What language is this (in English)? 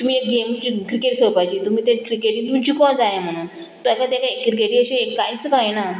Konkani